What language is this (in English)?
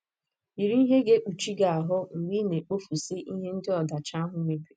Igbo